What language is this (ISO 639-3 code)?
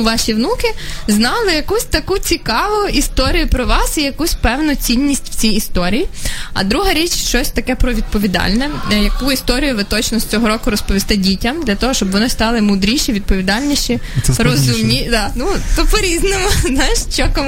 ukr